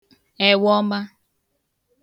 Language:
Igbo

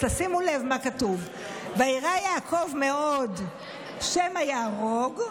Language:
Hebrew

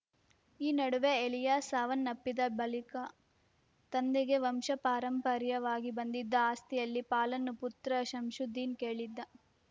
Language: Kannada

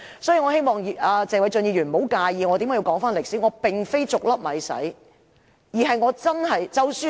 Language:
Cantonese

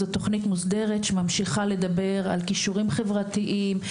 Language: Hebrew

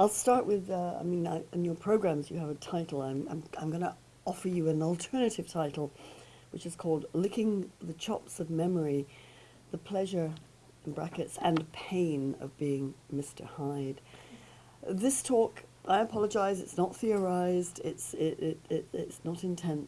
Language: English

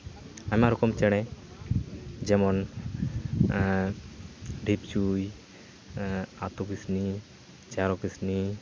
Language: Santali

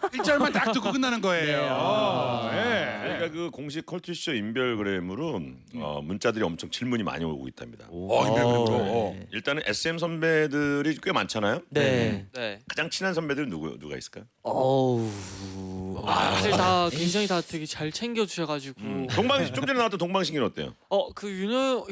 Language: Korean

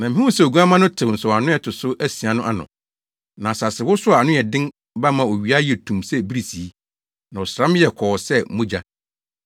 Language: Akan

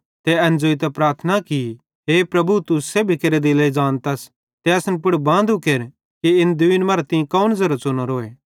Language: Bhadrawahi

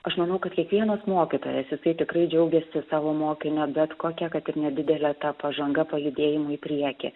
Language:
Lithuanian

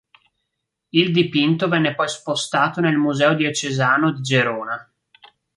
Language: Italian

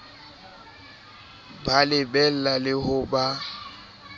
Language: Southern Sotho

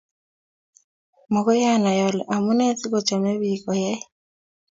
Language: Kalenjin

